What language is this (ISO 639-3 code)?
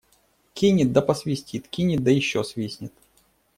rus